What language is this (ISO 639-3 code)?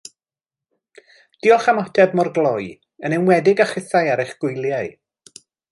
cym